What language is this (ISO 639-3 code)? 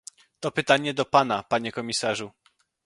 pol